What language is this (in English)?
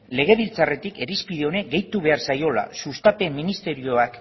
Basque